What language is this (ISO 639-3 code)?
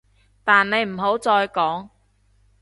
yue